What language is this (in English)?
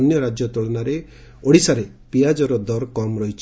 Odia